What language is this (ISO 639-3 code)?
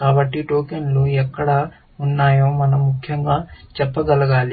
tel